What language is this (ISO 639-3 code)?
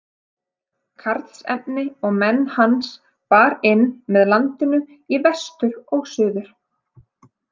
isl